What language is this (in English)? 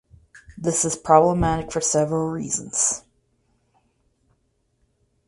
English